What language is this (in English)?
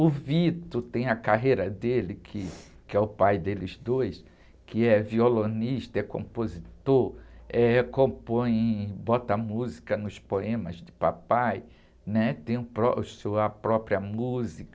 Portuguese